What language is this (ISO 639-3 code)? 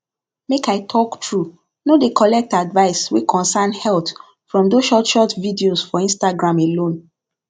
pcm